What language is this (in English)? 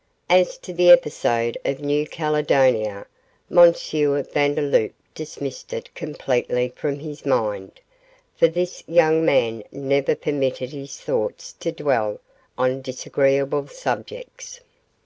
English